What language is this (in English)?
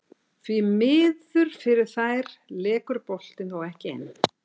Icelandic